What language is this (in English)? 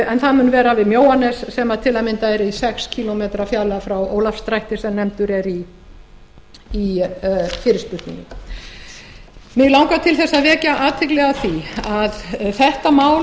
Icelandic